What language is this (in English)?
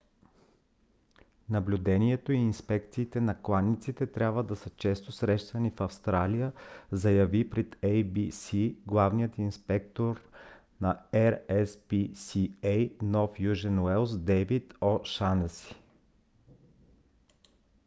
Bulgarian